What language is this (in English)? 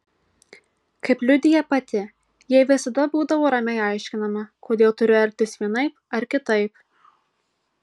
Lithuanian